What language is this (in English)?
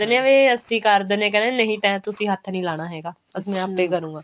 Punjabi